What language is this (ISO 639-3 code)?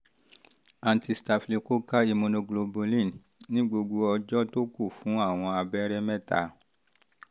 yor